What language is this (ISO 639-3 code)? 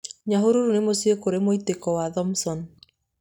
kik